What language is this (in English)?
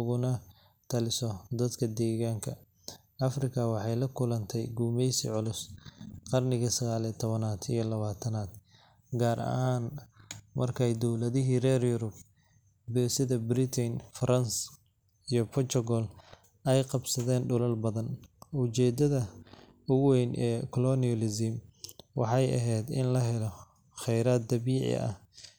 Somali